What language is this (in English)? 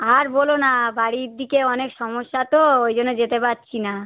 Bangla